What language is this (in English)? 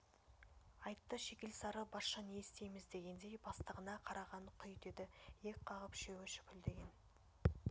Kazakh